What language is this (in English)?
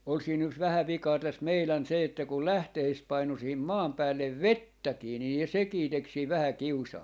Finnish